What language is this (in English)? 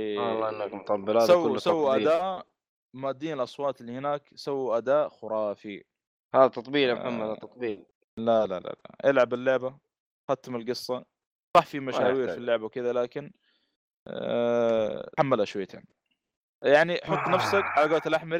Arabic